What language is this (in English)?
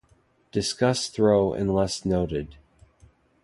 English